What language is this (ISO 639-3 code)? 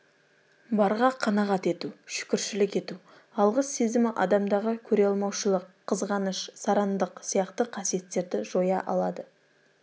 kaz